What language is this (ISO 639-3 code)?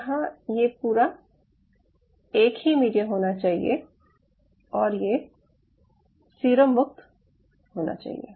hin